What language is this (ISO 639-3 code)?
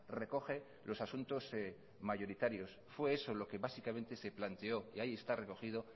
spa